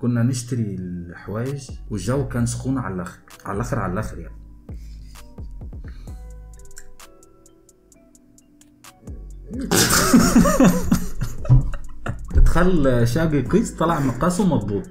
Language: Arabic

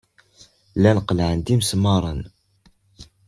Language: Kabyle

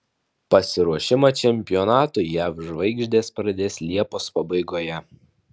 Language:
Lithuanian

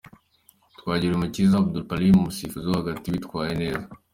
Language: Kinyarwanda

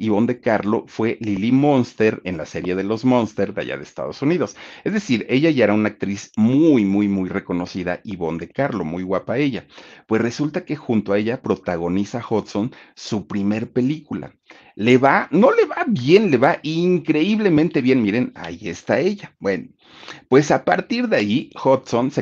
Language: Spanish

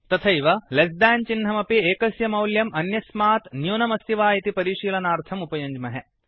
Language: Sanskrit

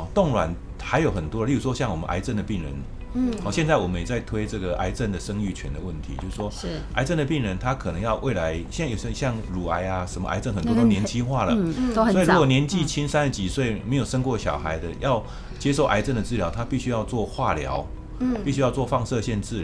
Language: Chinese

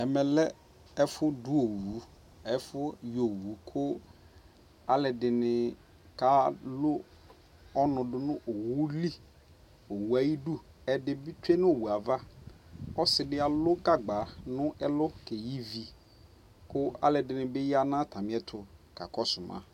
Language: Ikposo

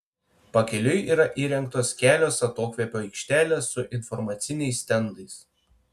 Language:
Lithuanian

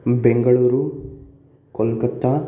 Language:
Sanskrit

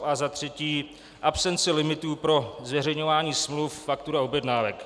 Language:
Czech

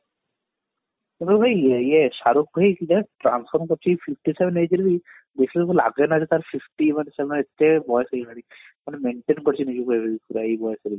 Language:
Odia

